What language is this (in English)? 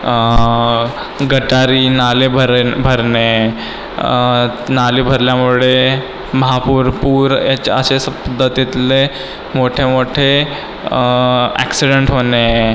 Marathi